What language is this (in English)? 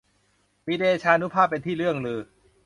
Thai